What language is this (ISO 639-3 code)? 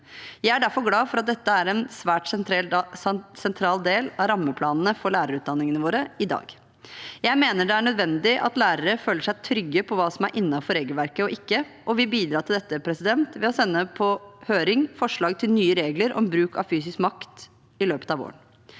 nor